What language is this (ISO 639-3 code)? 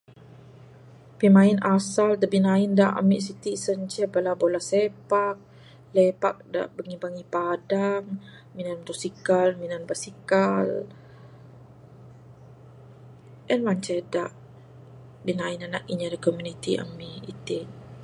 sdo